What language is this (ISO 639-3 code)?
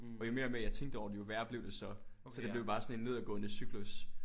dan